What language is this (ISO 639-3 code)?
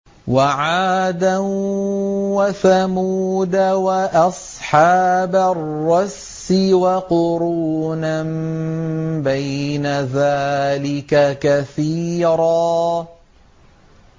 ara